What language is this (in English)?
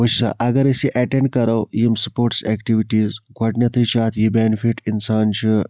Kashmiri